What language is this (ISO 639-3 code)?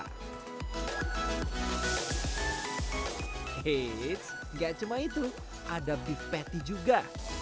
ind